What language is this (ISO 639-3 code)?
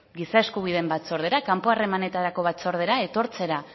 eus